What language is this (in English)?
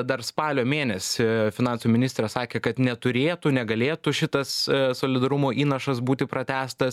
Lithuanian